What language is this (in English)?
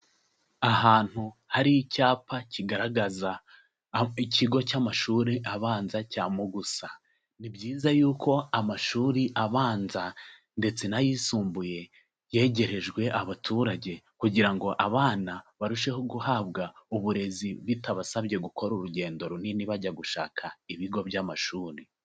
Kinyarwanda